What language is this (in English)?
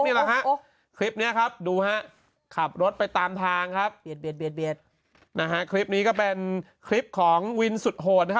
Thai